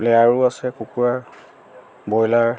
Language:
Assamese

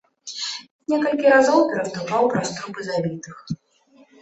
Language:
Belarusian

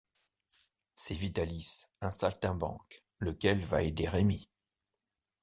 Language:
French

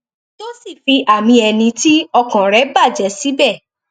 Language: Yoruba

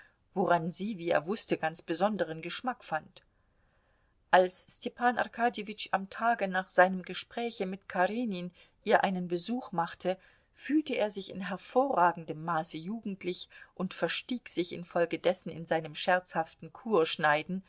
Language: German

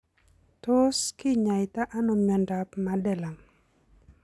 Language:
Kalenjin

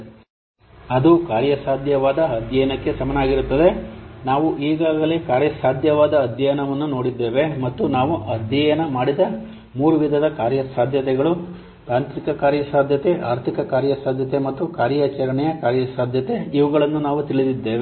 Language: Kannada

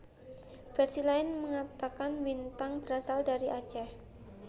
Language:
Javanese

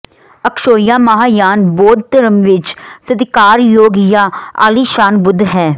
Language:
Punjabi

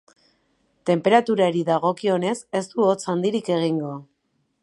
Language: Basque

